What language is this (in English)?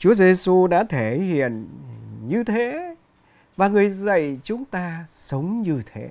Vietnamese